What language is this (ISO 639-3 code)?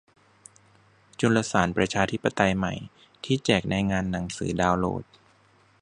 tha